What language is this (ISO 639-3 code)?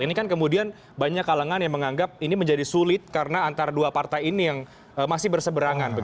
ind